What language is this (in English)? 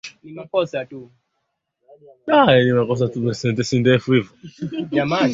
Swahili